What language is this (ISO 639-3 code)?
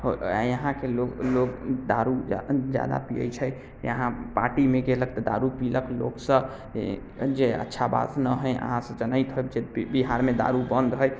mai